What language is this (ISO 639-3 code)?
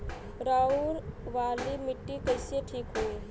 bho